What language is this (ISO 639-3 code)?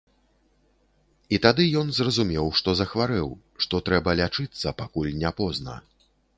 bel